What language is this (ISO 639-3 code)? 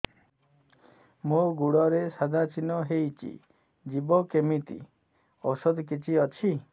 ori